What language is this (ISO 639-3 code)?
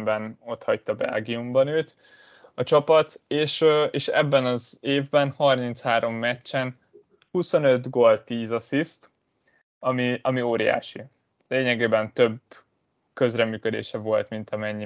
hun